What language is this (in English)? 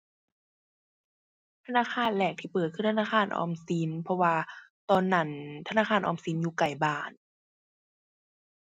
Thai